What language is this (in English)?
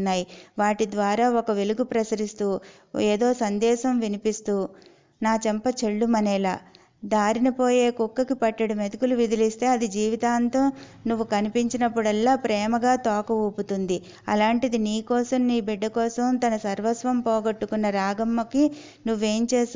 Telugu